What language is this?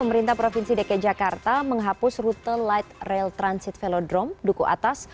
Indonesian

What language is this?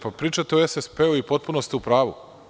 Serbian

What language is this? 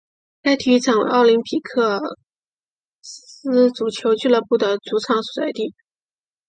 Chinese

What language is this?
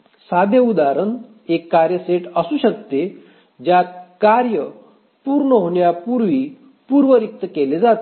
Marathi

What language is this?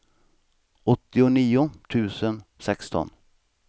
Swedish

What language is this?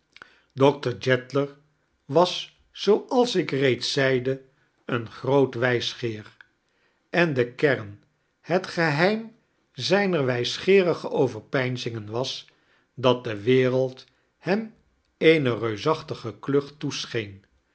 Dutch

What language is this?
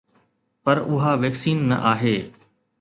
Sindhi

